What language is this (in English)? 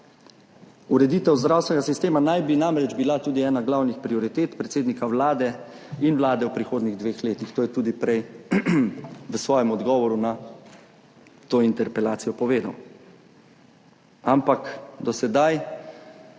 Slovenian